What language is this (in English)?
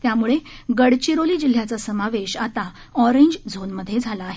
Marathi